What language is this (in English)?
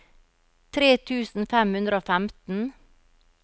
Norwegian